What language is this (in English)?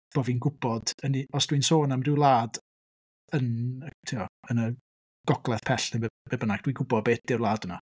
Welsh